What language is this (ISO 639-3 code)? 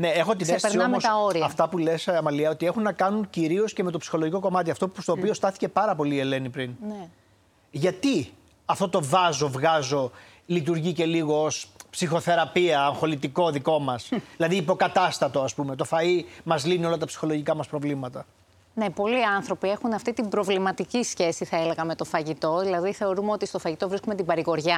ell